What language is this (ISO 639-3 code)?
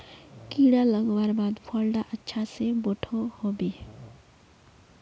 mag